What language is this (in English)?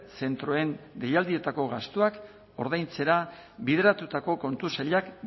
Basque